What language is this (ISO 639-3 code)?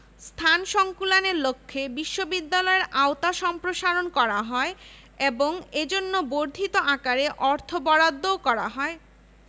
ben